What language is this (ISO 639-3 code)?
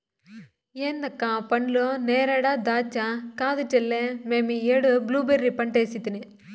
tel